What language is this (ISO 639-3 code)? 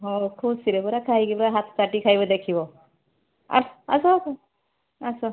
ori